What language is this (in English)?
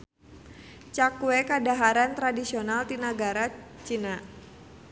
Sundanese